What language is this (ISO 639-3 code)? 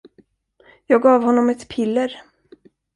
swe